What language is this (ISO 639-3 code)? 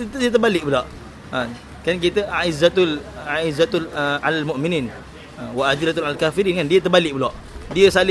msa